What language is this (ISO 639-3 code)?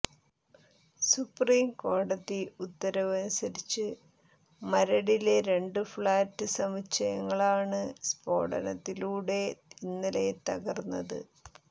mal